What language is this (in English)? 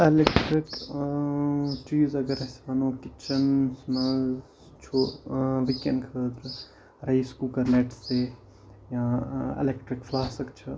Kashmiri